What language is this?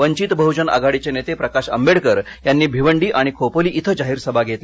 Marathi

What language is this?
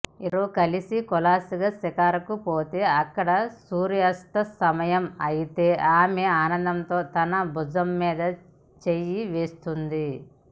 Telugu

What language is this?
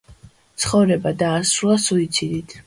Georgian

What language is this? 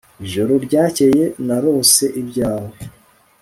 Kinyarwanda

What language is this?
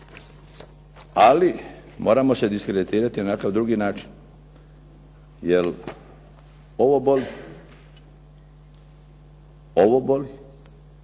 Croatian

